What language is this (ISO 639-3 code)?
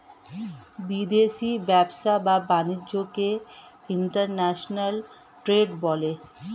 ben